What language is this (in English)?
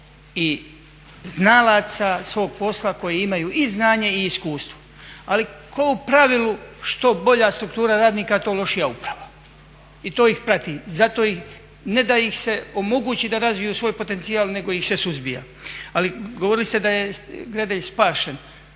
Croatian